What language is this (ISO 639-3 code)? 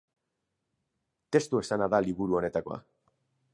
eus